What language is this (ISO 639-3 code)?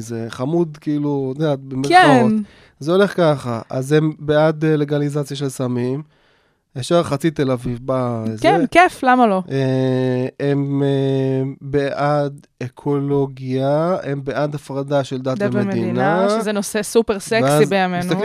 heb